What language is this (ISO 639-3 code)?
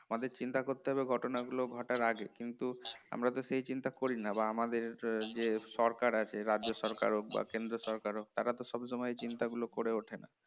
ben